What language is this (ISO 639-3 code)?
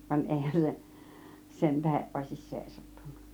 fin